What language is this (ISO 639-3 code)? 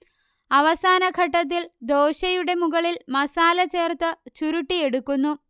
mal